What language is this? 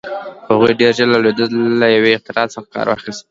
Pashto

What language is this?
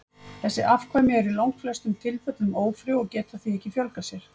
Icelandic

